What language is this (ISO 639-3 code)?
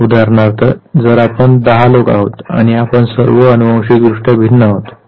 mar